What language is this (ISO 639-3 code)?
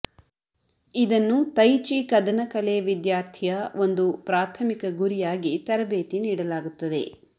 kan